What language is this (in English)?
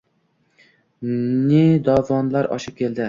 Uzbek